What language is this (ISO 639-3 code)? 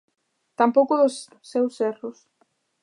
glg